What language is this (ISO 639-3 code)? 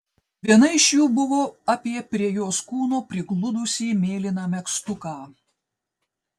lit